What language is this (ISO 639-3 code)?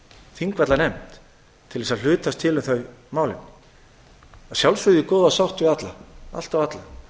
isl